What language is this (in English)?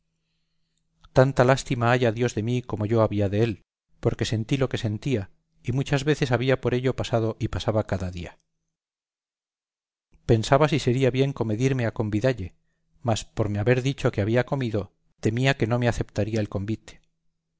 Spanish